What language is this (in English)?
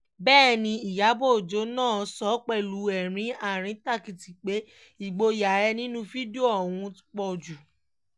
Yoruba